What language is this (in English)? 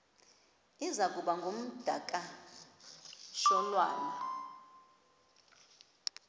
Xhosa